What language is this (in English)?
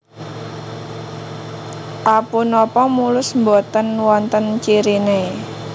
Javanese